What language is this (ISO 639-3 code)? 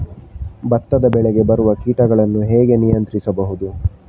kan